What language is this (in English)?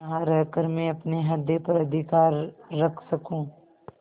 Hindi